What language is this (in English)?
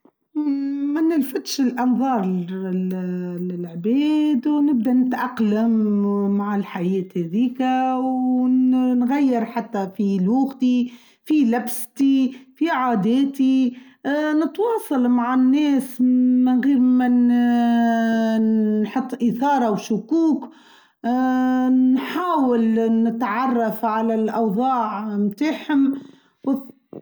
Tunisian Arabic